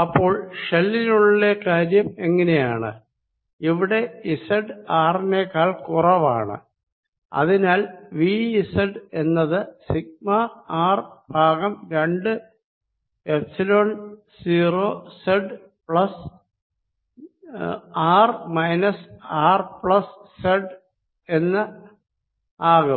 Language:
Malayalam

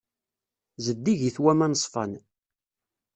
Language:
Kabyle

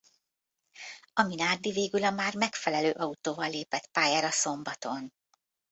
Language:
Hungarian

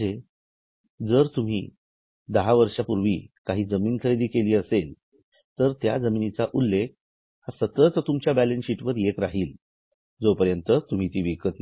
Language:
Marathi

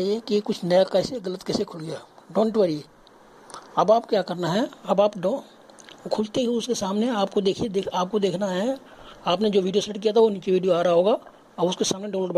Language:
Hindi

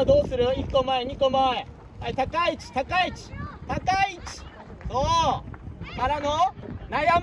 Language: Japanese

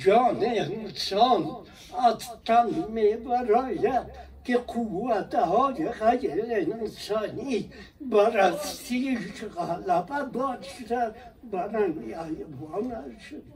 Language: Persian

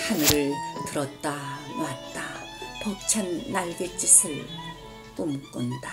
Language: Korean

